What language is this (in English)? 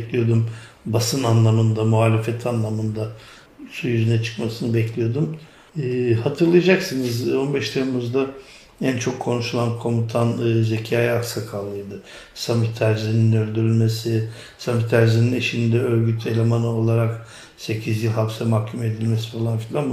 Turkish